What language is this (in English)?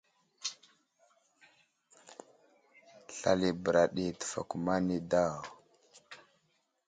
Wuzlam